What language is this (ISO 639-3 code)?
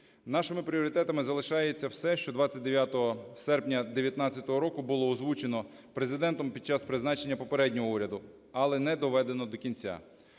ukr